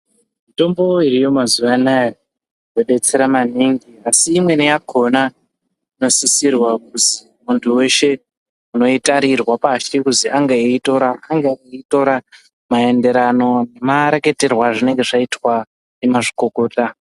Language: Ndau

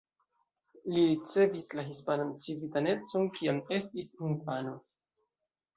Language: Esperanto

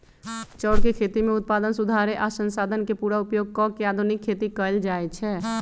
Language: Magahi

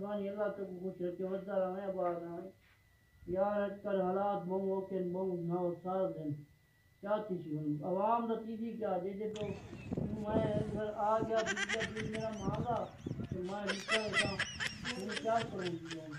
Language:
Romanian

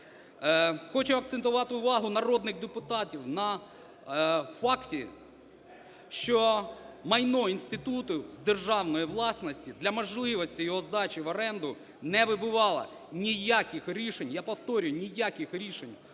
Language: Ukrainian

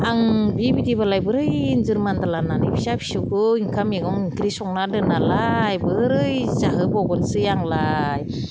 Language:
Bodo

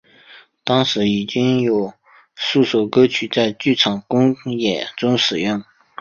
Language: Chinese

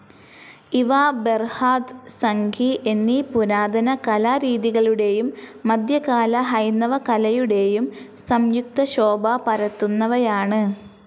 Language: Malayalam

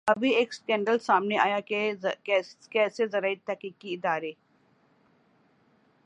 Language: Urdu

